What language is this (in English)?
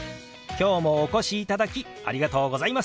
Japanese